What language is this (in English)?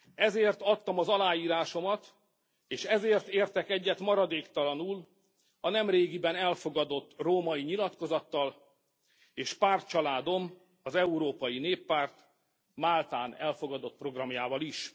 Hungarian